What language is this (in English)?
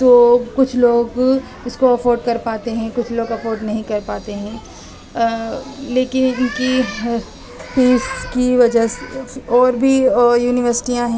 Urdu